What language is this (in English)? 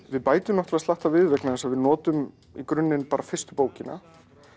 Icelandic